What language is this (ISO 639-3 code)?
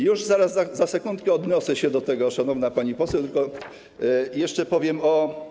pol